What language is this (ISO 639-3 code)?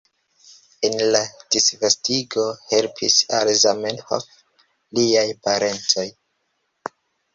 epo